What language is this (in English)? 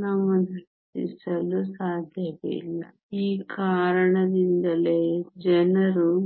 Kannada